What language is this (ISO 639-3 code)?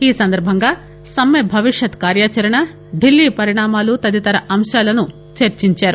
tel